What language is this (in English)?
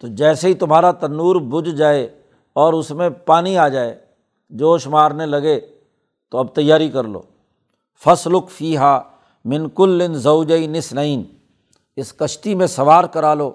Urdu